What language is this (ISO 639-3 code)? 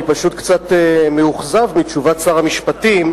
heb